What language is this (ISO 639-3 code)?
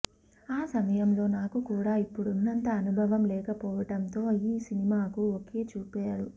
tel